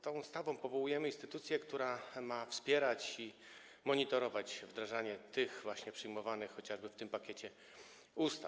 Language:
Polish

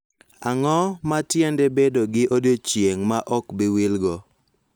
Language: Luo (Kenya and Tanzania)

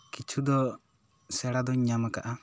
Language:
Santali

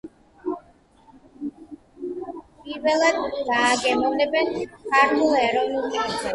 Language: Georgian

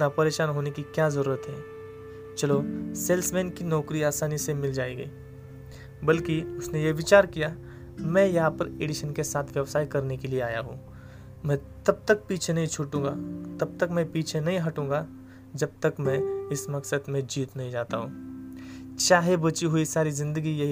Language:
Hindi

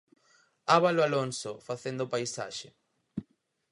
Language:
Galician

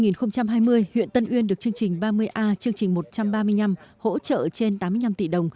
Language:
Vietnamese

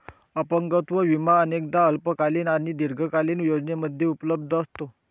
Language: Marathi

